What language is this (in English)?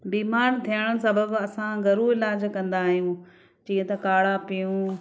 Sindhi